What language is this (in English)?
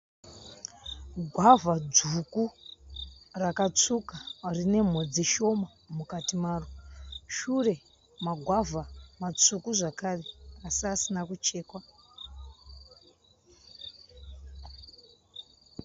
Shona